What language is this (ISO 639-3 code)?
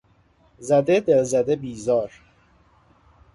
fas